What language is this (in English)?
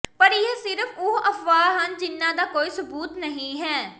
Punjabi